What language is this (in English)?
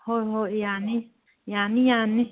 Manipuri